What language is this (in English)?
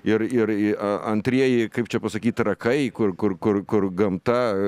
Lithuanian